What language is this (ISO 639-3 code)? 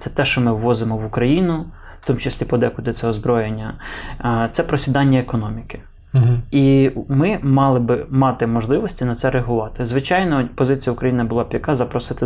ukr